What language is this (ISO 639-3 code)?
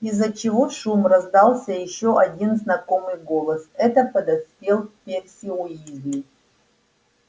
rus